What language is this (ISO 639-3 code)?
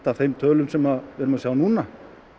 isl